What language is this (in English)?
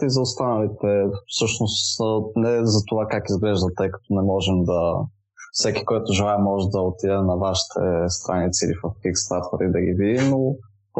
Bulgarian